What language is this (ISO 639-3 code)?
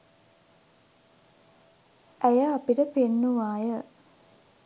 sin